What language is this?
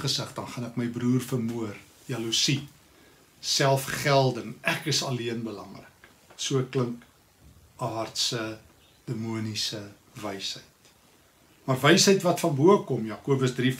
Dutch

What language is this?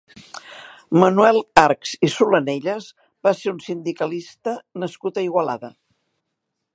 Catalan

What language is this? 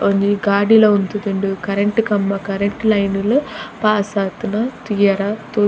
Tulu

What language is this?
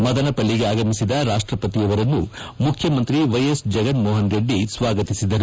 Kannada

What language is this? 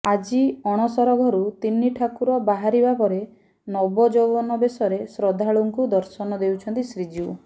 Odia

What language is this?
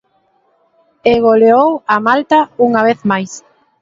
Galician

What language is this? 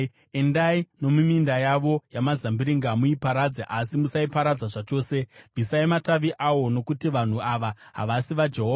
Shona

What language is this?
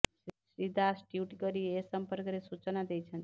Odia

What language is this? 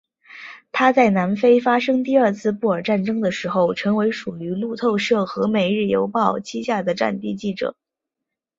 Chinese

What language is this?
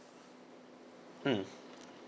English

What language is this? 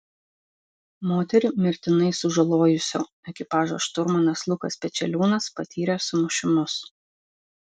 Lithuanian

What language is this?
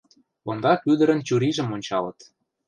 Mari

